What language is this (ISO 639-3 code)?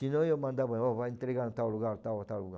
por